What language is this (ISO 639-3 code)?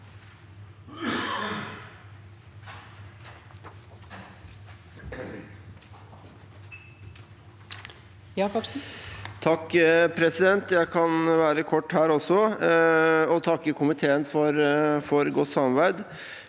nor